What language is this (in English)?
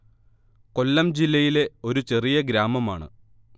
Malayalam